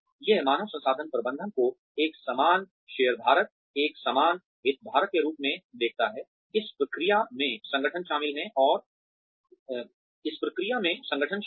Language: Hindi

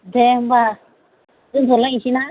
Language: Bodo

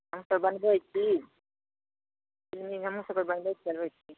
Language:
Maithili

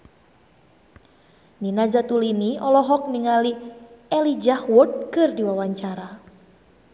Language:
Sundanese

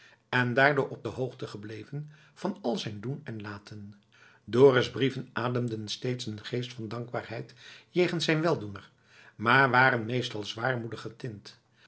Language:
Dutch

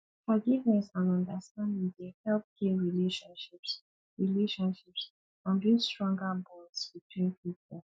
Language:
Nigerian Pidgin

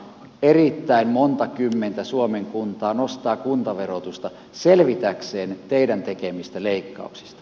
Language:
Finnish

